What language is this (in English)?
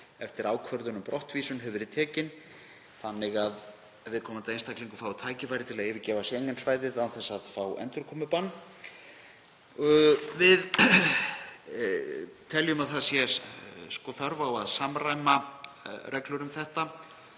Icelandic